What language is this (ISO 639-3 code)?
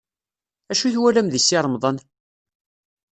kab